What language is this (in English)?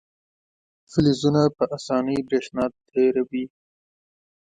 Pashto